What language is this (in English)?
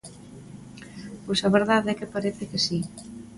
Galician